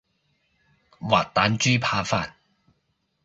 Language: Cantonese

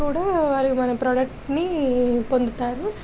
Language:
Telugu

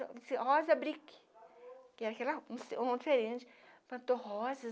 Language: Portuguese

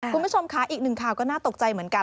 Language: Thai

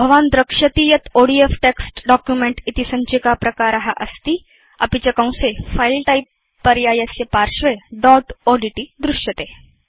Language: Sanskrit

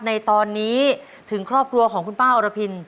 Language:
Thai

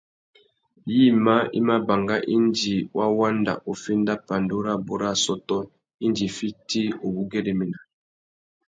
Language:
Tuki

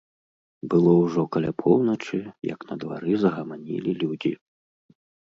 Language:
Belarusian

